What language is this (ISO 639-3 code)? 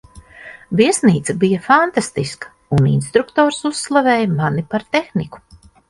lav